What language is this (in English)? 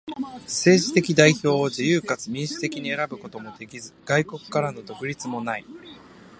Japanese